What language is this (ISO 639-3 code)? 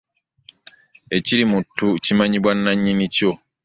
lug